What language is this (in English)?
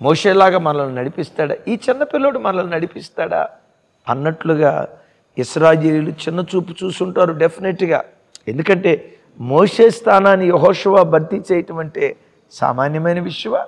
Telugu